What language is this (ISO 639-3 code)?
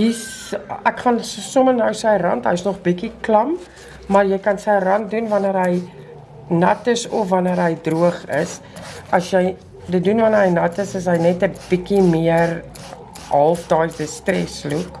nld